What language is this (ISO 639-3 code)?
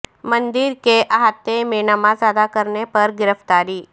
urd